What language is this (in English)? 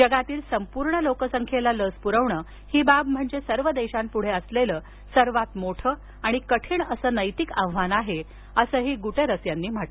Marathi